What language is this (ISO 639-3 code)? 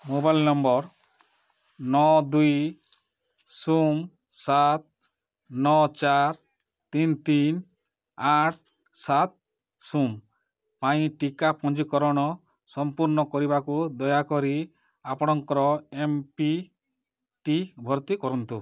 ori